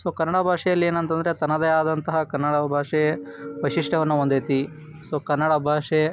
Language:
Kannada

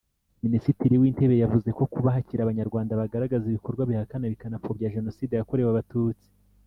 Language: Kinyarwanda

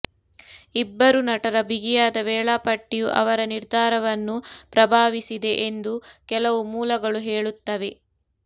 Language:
Kannada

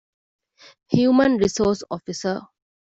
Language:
Divehi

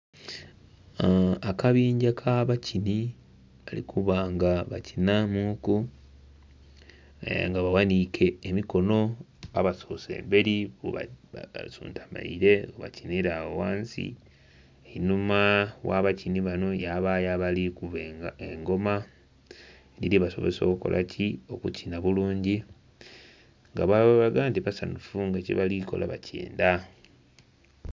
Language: Soga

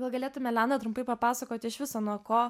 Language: Lithuanian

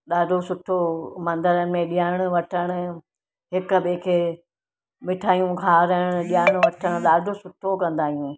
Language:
Sindhi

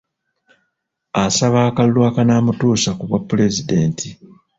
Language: Ganda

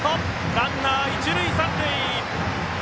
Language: Japanese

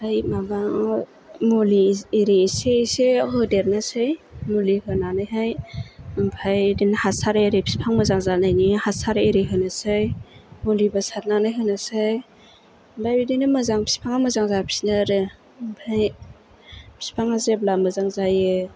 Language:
Bodo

